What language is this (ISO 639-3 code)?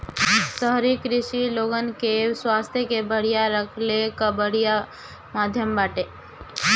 bho